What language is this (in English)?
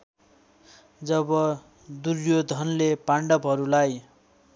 Nepali